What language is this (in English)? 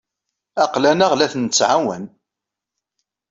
Kabyle